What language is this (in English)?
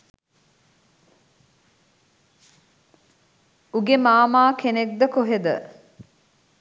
Sinhala